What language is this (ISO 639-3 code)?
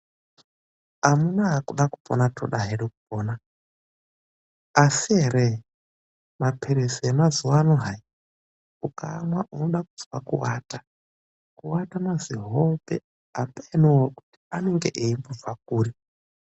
ndc